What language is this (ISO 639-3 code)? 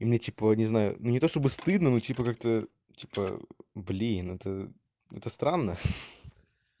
rus